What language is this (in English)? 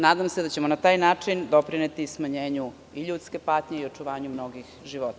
Serbian